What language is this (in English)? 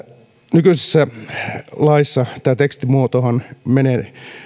Finnish